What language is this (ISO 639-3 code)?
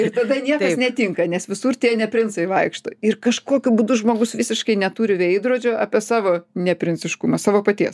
lit